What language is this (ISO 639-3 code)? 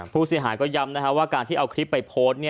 tha